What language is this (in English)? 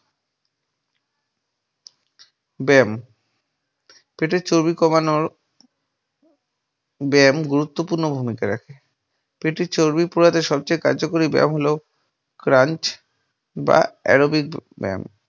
Bangla